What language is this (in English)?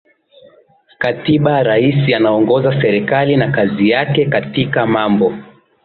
Swahili